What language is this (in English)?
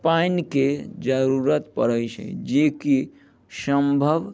Maithili